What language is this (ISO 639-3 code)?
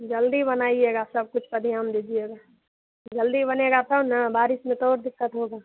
hin